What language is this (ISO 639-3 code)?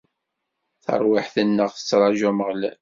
kab